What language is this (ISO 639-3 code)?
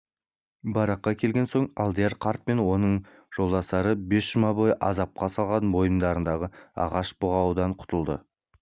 kaz